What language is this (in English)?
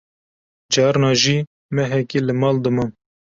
Kurdish